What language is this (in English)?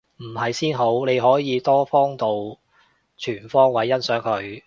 Cantonese